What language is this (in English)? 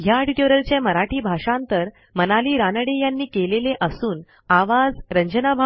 Marathi